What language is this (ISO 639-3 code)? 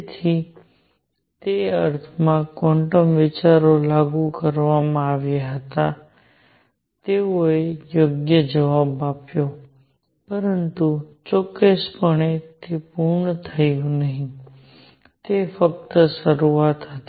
guj